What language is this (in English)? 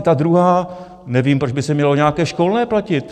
Czech